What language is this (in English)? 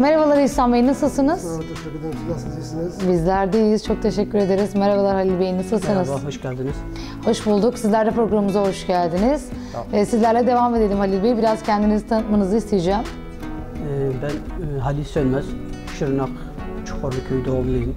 Turkish